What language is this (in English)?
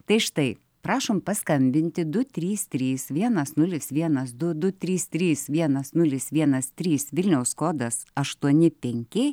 Lithuanian